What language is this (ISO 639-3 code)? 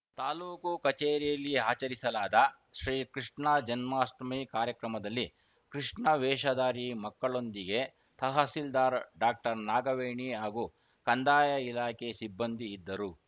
kan